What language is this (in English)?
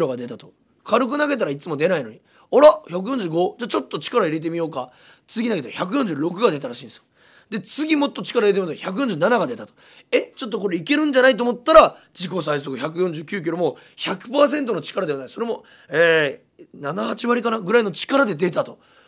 Japanese